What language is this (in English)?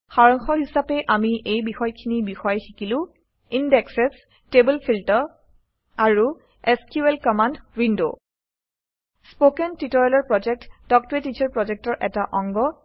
Assamese